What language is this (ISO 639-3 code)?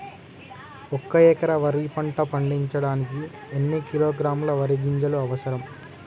tel